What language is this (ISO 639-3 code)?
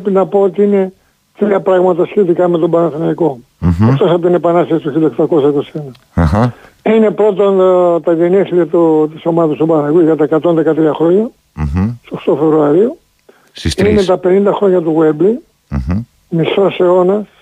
ell